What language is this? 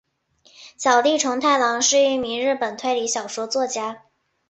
Chinese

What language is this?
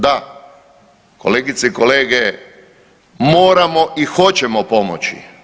Croatian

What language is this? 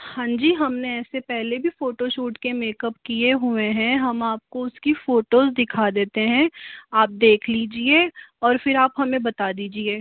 Hindi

